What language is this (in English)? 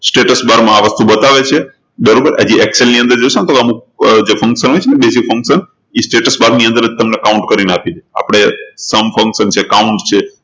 Gujarati